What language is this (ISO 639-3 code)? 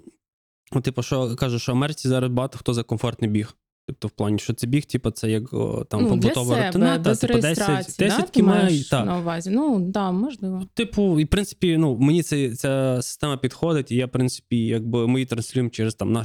ukr